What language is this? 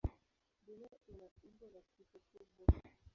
Swahili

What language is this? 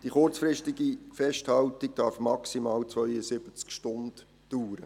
Swiss German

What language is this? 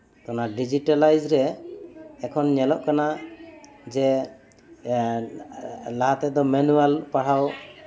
Santali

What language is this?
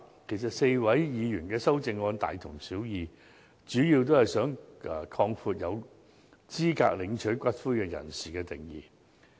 Cantonese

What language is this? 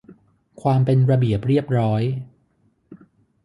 Thai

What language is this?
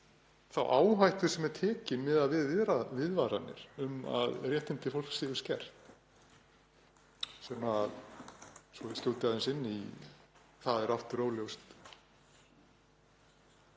Icelandic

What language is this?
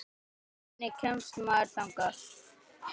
Icelandic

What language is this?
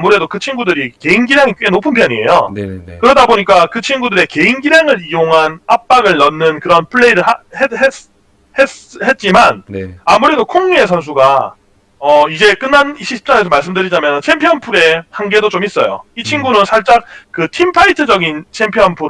Korean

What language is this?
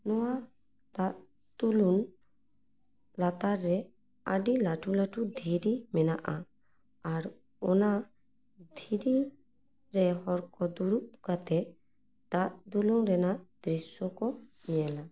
Santali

